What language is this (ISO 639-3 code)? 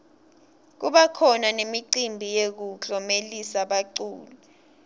ssw